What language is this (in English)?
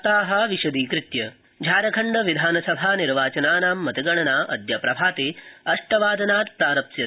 Sanskrit